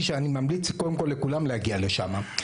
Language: Hebrew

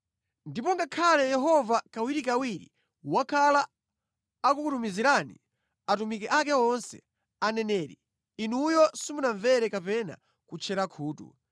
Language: Nyanja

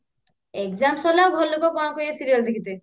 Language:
Odia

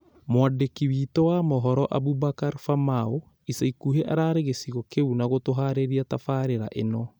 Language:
Kikuyu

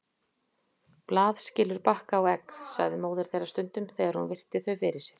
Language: Icelandic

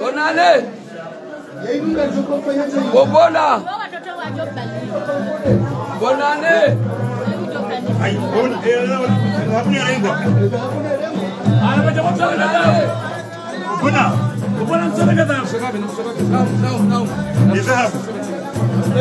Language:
Arabic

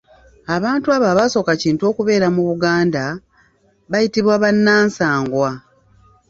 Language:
Ganda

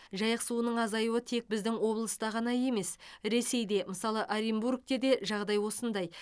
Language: Kazakh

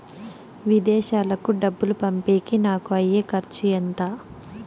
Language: Telugu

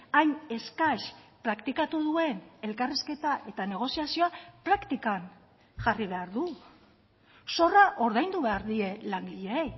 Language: Basque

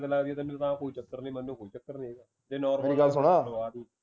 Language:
Punjabi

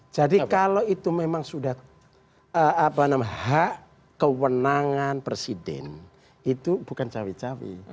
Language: Indonesian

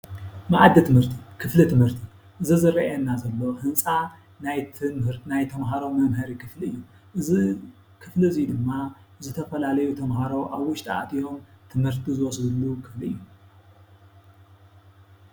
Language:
Tigrinya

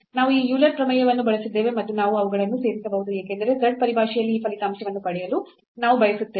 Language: Kannada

